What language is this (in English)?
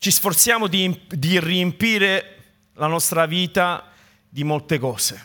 Italian